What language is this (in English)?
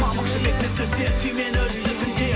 Kazakh